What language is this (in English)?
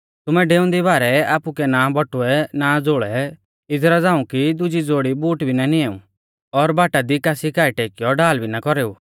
Mahasu Pahari